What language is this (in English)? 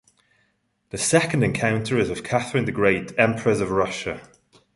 English